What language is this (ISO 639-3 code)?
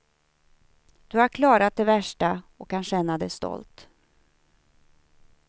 swe